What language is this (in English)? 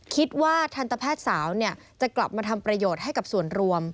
Thai